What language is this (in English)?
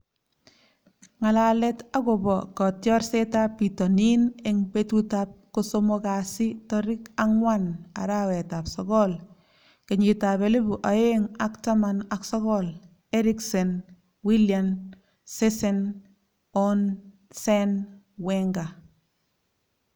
Kalenjin